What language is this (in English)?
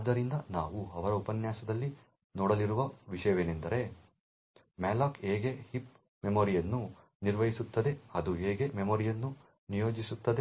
Kannada